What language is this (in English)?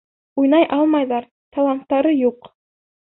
Bashkir